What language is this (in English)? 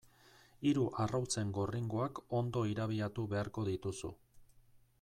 Basque